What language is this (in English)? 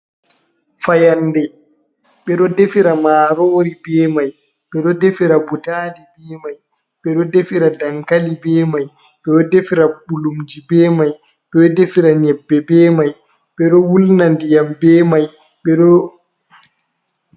Fula